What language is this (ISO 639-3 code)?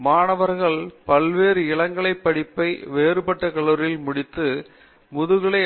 tam